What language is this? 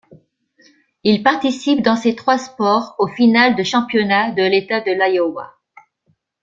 French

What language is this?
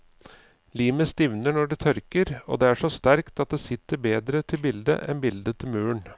Norwegian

